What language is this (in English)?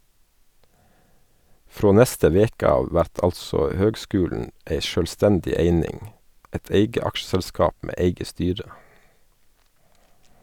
Norwegian